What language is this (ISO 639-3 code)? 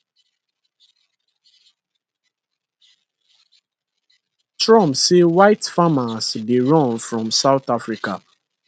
pcm